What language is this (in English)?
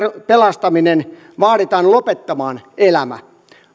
Finnish